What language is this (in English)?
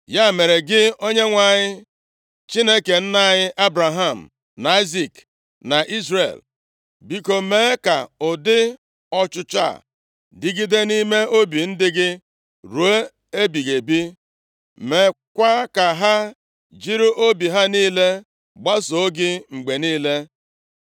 Igbo